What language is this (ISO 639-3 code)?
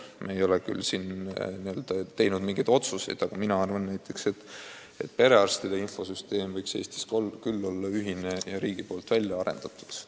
est